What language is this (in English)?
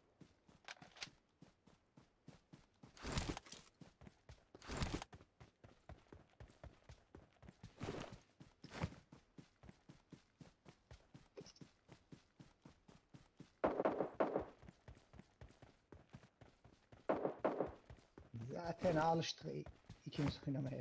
Turkish